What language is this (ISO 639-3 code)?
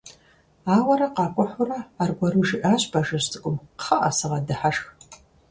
kbd